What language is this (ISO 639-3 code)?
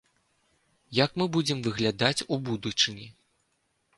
bel